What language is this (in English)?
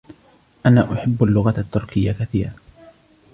Arabic